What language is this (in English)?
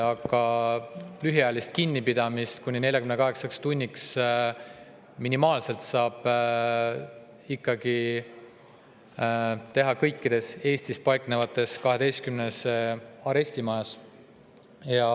Estonian